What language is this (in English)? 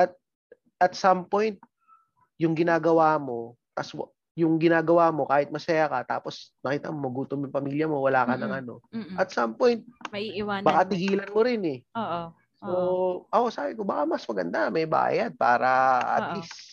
Filipino